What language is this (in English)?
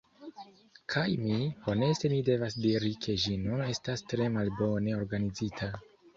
Esperanto